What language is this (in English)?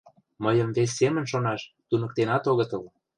Mari